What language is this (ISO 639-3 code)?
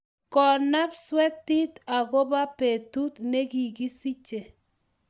kln